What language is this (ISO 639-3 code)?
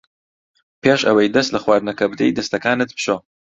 ckb